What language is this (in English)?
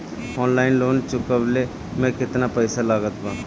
Bhojpuri